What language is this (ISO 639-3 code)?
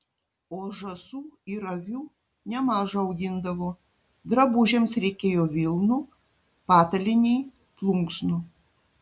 lit